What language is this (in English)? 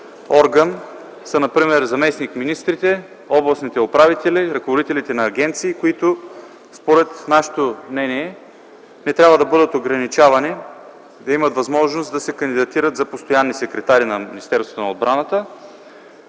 Bulgarian